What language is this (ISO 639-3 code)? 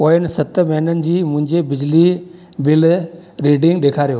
snd